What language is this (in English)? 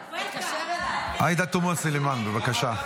Hebrew